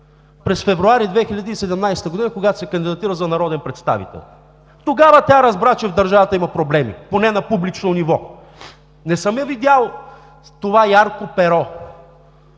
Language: Bulgarian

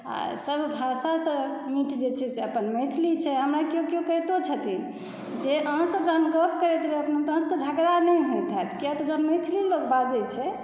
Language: Maithili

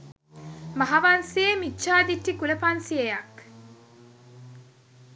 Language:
Sinhala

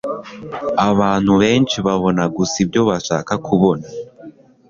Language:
Kinyarwanda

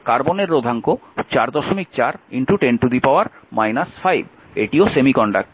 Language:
Bangla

